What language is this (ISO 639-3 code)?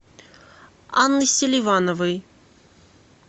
rus